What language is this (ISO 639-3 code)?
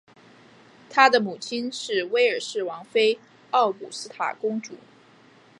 zho